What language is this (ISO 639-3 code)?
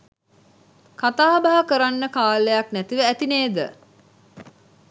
sin